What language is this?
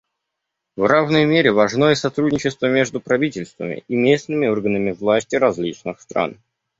Russian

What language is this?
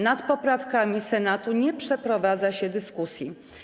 Polish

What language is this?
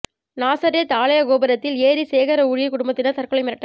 Tamil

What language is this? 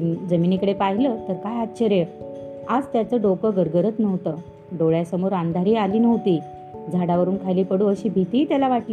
Marathi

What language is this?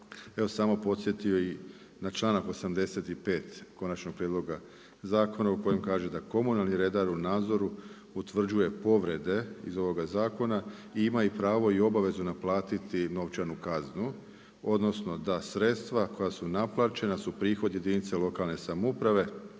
Croatian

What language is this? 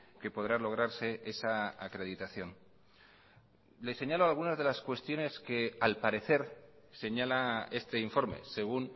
Spanish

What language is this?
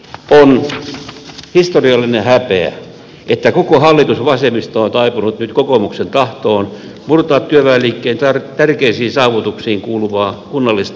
Finnish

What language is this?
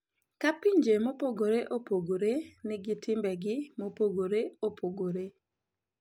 Luo (Kenya and Tanzania)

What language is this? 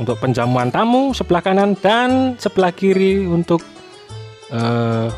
Indonesian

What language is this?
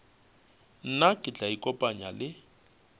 Northern Sotho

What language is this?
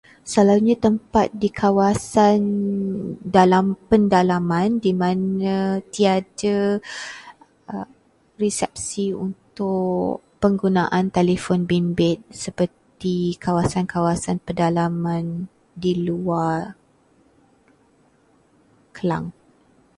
Malay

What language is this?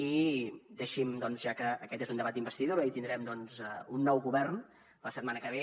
Catalan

